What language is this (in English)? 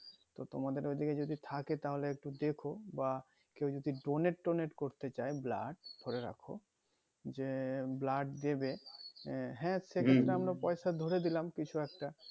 Bangla